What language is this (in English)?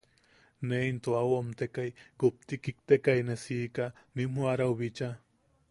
Yaqui